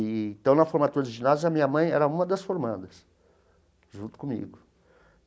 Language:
Portuguese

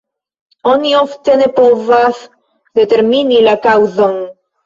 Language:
Esperanto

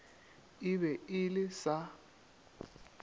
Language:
Northern Sotho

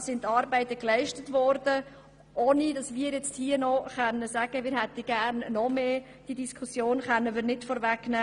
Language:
Swiss German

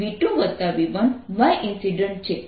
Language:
Gujarati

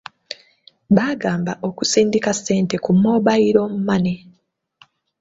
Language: Ganda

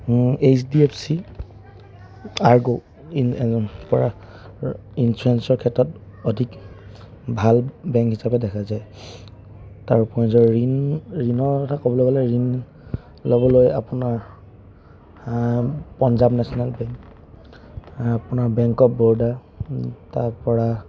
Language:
Assamese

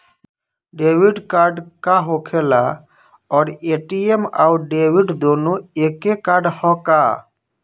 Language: Bhojpuri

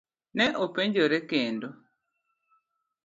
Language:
Luo (Kenya and Tanzania)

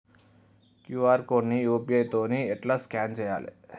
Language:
Telugu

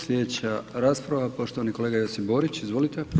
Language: Croatian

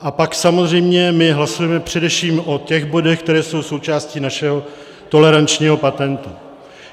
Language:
Czech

